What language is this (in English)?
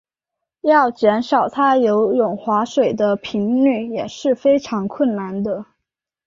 Chinese